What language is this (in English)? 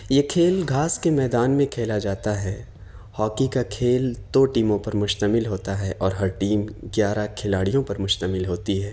Urdu